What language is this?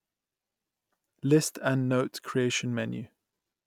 English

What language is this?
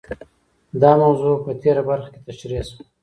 Pashto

